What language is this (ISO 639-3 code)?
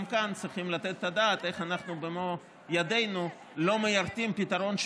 heb